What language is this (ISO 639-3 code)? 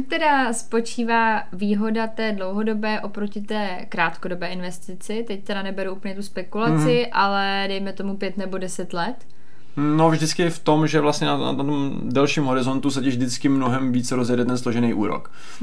ces